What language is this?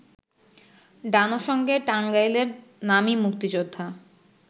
Bangla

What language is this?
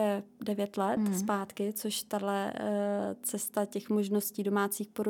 Czech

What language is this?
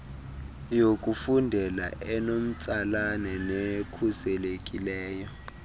Xhosa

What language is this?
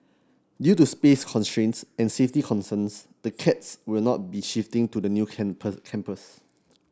English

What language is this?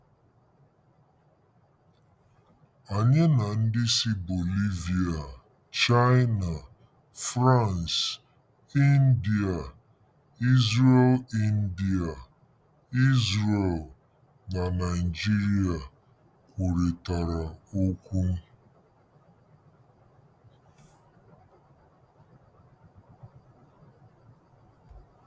Igbo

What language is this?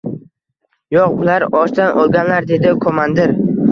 Uzbek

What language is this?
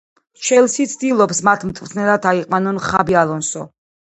Georgian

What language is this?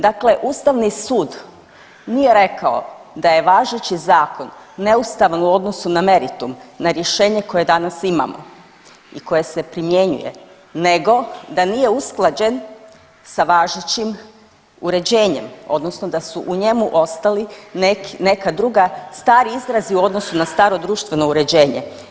Croatian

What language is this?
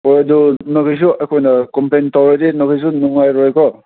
Manipuri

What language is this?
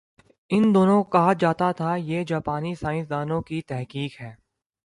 Urdu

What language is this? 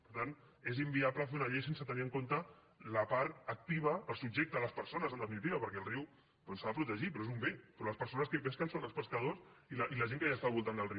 Catalan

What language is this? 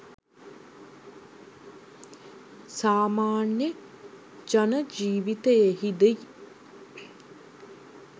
Sinhala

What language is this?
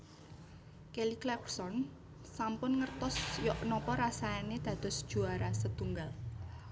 Javanese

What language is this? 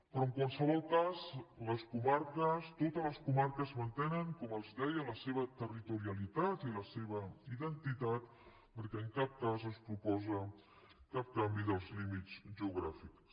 Catalan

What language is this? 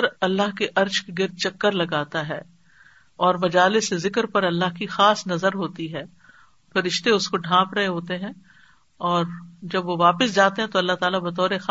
Urdu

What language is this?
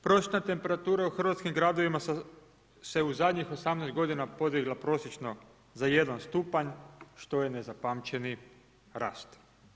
Croatian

